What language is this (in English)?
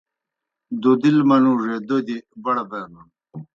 Kohistani Shina